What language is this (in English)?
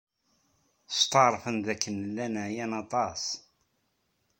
Kabyle